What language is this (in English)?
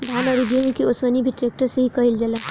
Bhojpuri